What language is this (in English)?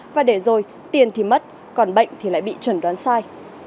Vietnamese